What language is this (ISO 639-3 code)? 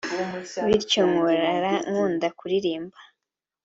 kin